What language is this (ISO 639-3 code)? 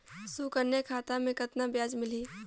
hne